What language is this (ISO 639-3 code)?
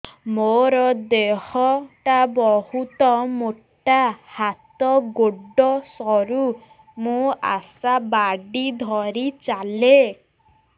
ori